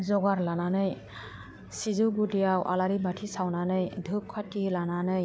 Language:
Bodo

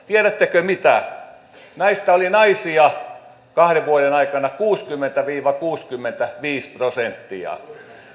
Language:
Finnish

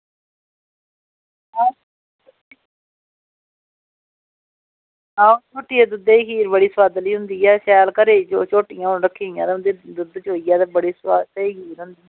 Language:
Dogri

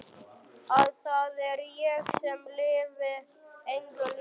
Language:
Icelandic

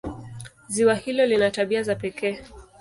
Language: Swahili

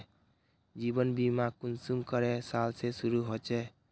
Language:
Magahi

